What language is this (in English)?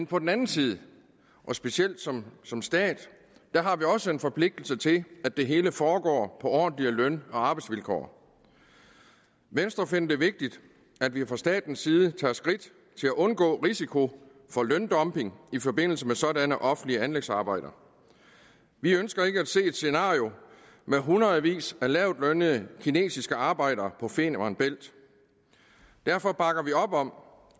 Danish